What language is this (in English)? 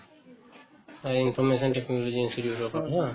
Assamese